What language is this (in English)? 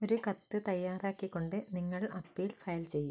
Malayalam